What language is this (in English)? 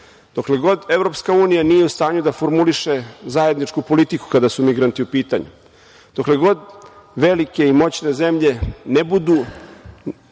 Serbian